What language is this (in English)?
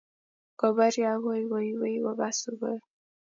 Kalenjin